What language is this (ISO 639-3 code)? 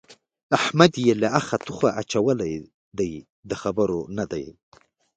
pus